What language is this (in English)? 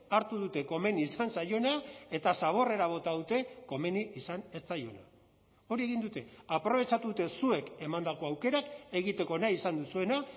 Basque